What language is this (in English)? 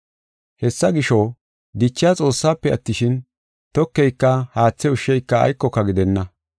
Gofa